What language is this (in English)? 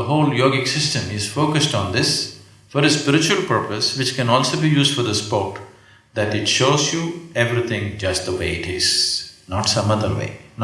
English